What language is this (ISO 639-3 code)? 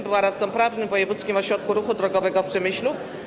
pol